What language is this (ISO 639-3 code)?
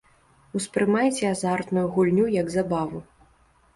bel